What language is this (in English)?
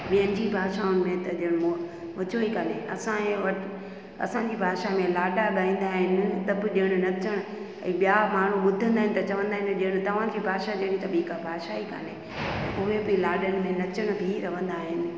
Sindhi